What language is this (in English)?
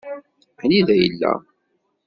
Kabyle